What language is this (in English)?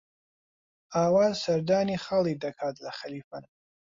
Central Kurdish